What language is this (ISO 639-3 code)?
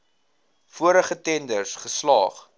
afr